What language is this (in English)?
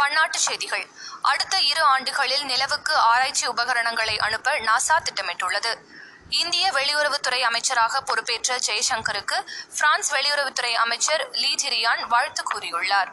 Tamil